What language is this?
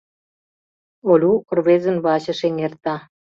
Mari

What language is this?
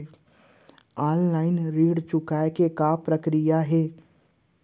Chhattisgarhi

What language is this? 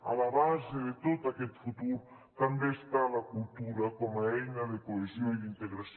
Catalan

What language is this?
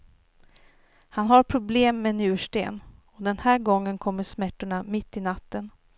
Swedish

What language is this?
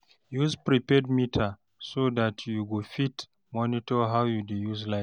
Nigerian Pidgin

